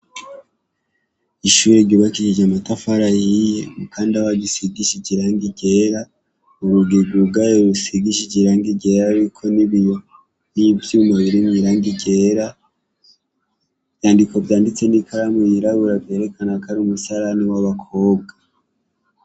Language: Rundi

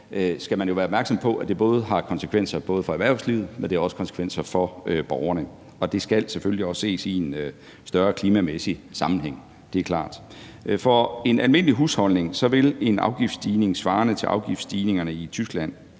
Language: Danish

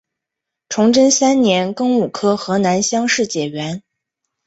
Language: Chinese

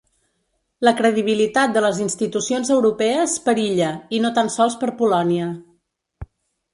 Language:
Catalan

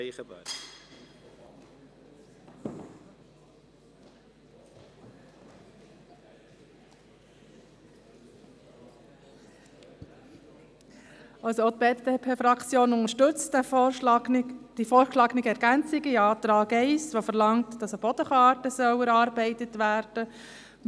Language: Swiss German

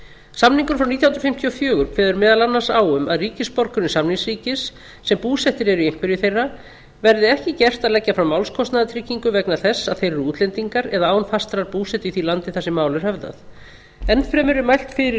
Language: Icelandic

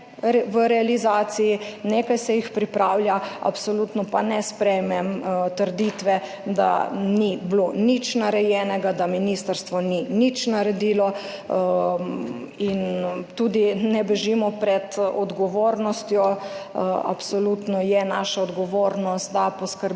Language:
Slovenian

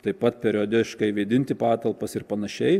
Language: Lithuanian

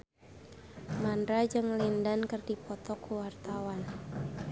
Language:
Sundanese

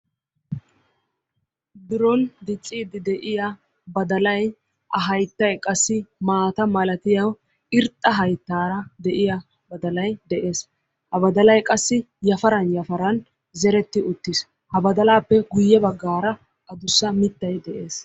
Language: Wolaytta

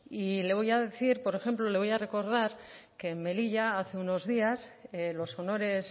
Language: Spanish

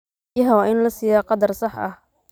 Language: Somali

